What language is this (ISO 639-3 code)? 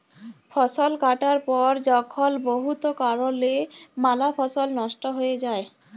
ben